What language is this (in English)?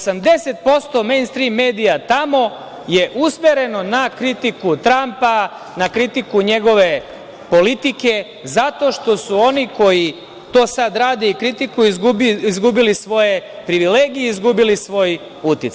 Serbian